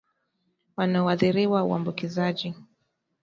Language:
Swahili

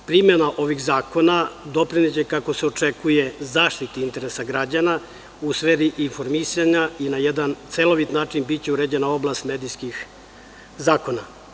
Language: Serbian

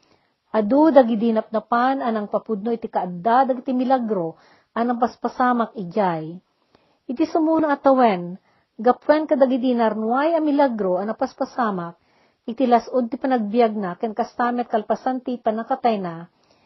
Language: Filipino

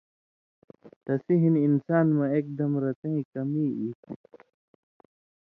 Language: Indus Kohistani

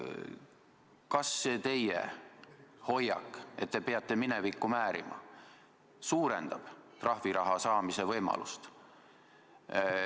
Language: Estonian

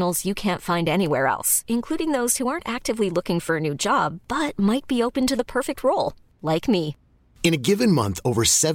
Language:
Persian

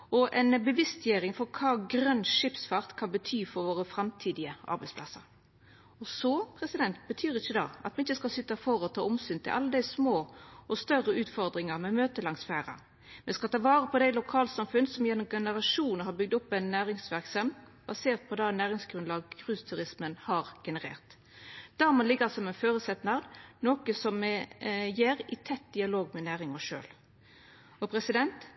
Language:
Norwegian Nynorsk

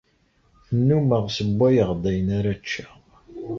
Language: Kabyle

